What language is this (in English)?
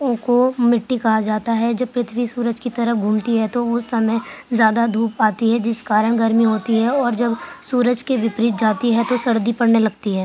Urdu